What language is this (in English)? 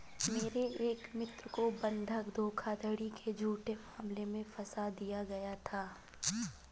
Hindi